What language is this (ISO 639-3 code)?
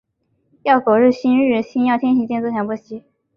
zho